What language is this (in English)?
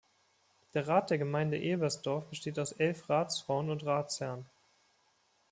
German